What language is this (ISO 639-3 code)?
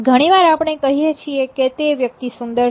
guj